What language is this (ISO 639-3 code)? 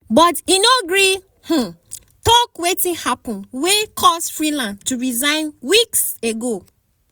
pcm